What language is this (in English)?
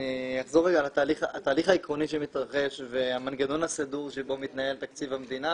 Hebrew